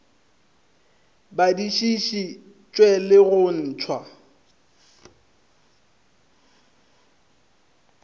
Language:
Northern Sotho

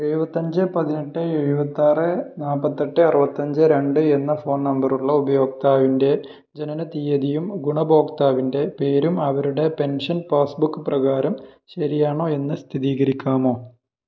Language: Malayalam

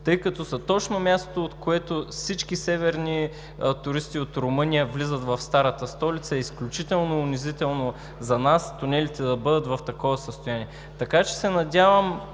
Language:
Bulgarian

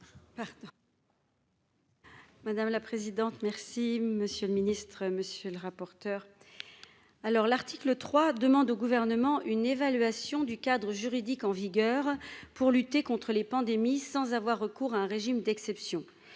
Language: French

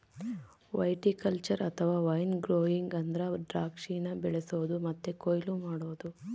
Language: Kannada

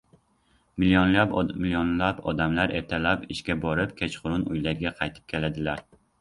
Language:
Uzbek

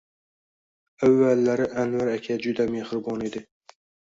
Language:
Uzbek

